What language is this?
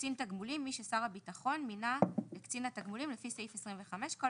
Hebrew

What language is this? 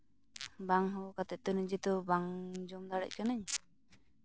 Santali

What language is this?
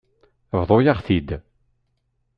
Kabyle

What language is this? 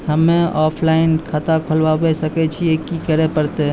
Maithili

